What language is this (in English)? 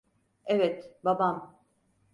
Turkish